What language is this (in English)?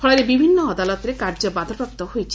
Odia